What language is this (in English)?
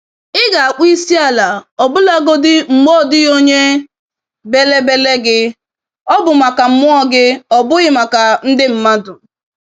Igbo